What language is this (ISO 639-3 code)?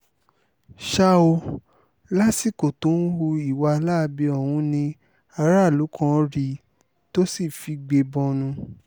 yor